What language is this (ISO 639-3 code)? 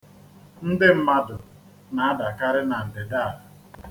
ibo